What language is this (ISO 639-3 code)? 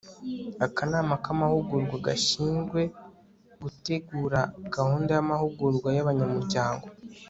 kin